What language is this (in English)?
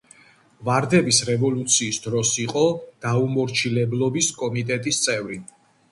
Georgian